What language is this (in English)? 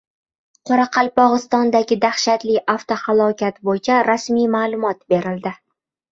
Uzbek